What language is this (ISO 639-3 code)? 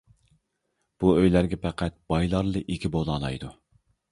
uig